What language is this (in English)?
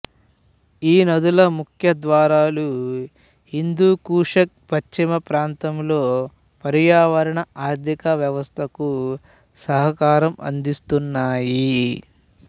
Telugu